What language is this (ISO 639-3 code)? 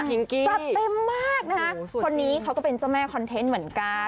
tha